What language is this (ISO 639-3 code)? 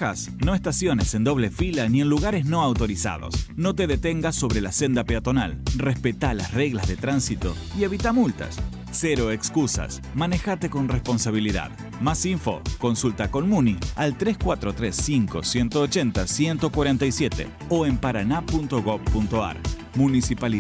spa